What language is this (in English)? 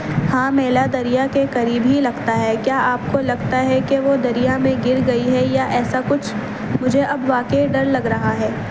Urdu